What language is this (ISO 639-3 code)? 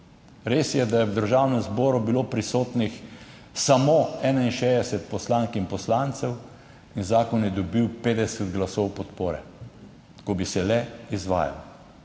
slv